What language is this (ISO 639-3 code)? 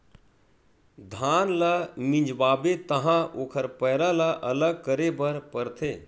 hne